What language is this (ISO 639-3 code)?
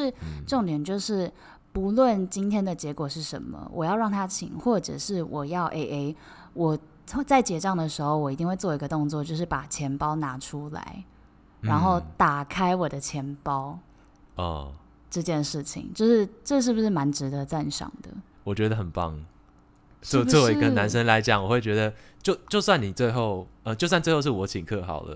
zho